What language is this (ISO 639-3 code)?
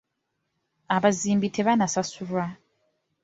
lug